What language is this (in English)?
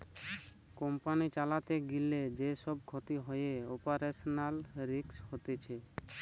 Bangla